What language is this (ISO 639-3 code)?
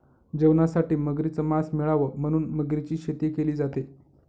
mar